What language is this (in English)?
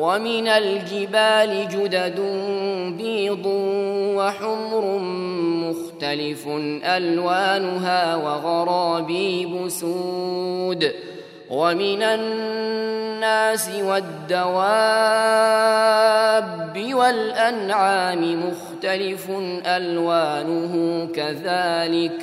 Arabic